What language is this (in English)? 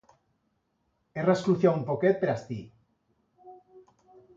Aragonese